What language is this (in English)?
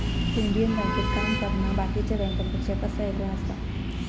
Marathi